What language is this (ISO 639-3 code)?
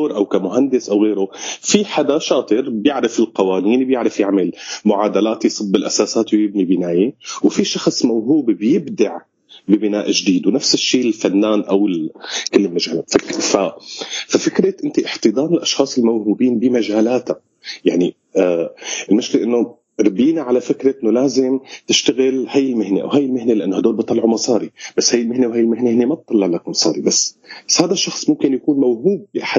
ara